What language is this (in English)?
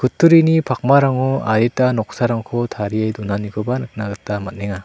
Garo